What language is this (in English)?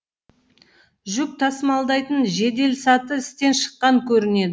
Kazakh